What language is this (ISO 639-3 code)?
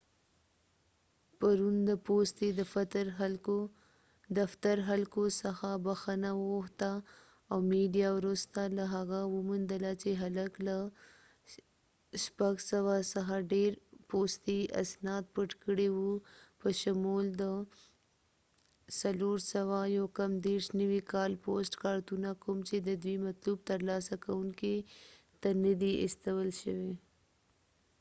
pus